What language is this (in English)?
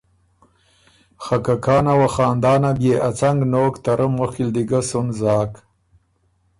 Ormuri